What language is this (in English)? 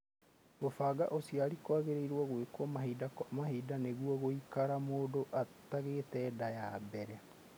Kikuyu